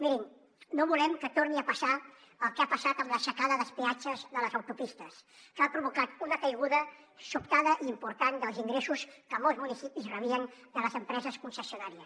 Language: Catalan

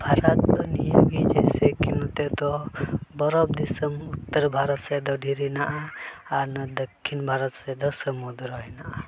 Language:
Santali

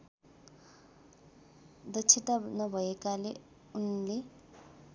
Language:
Nepali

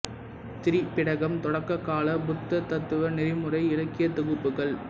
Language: Tamil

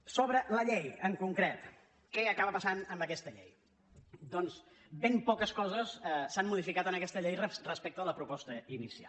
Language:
Catalan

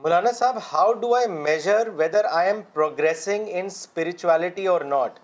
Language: Urdu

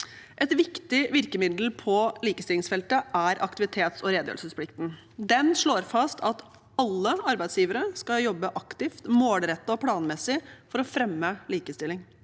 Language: Norwegian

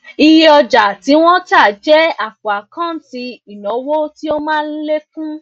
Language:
Yoruba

